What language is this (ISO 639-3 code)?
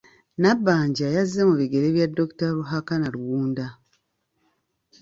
lug